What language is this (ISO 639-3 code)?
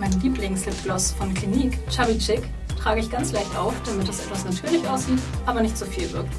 deu